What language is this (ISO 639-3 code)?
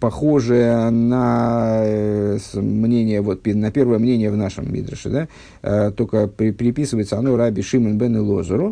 rus